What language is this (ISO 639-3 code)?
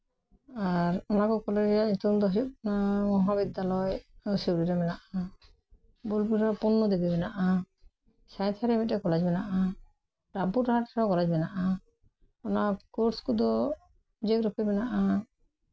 sat